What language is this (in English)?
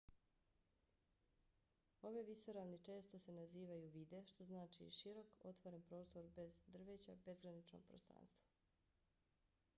Bosnian